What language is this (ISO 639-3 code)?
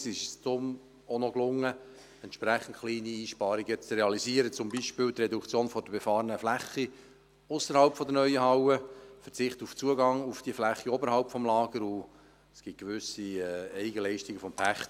gsw